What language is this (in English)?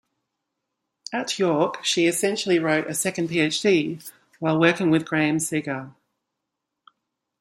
English